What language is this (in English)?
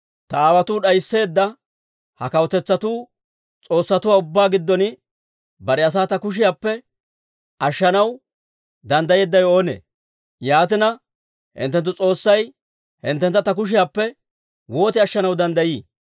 Dawro